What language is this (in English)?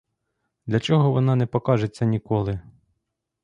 Ukrainian